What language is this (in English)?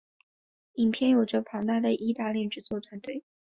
Chinese